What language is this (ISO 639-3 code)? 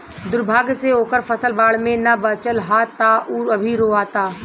bho